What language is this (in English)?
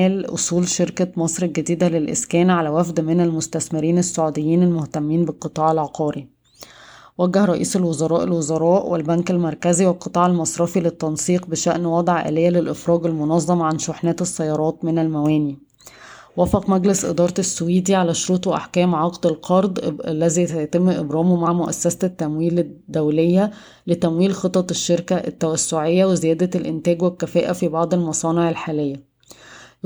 Arabic